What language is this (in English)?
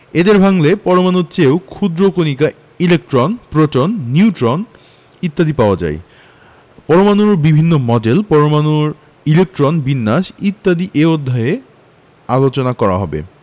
Bangla